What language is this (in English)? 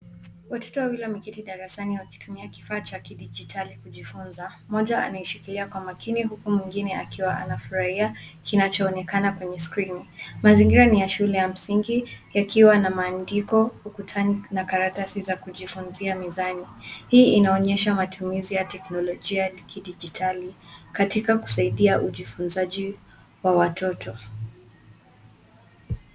Swahili